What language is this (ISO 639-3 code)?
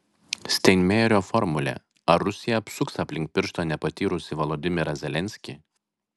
lit